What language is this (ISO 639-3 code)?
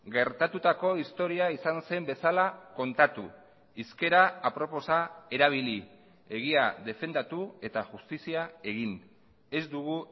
eus